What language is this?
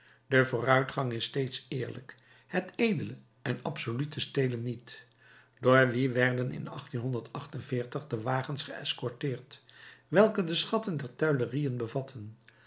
Dutch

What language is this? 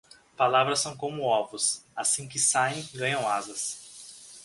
Portuguese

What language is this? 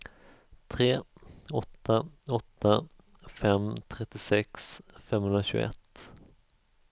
Swedish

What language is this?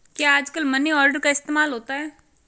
Hindi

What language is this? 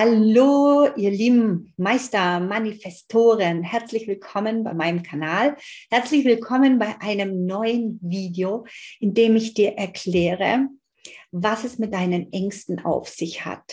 German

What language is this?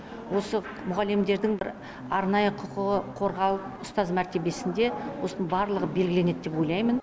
Kazakh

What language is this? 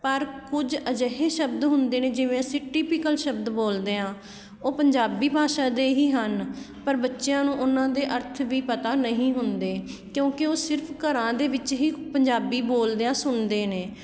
Punjabi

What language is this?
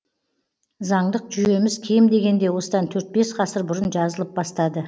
Kazakh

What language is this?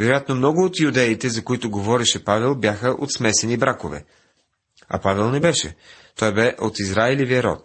Bulgarian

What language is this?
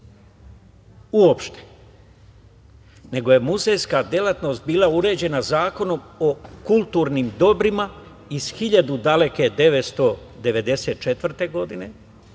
Serbian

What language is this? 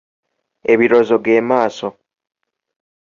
Ganda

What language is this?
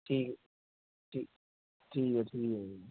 Punjabi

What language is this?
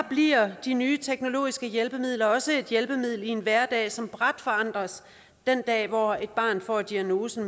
Danish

